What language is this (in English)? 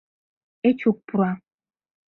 Mari